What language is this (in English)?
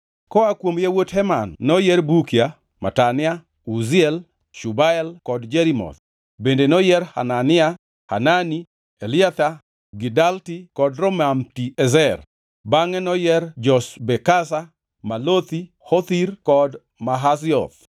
Luo (Kenya and Tanzania)